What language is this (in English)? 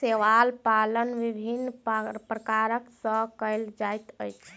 Maithili